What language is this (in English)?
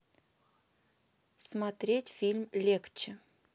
Russian